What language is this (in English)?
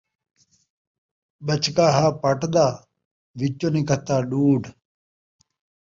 Saraiki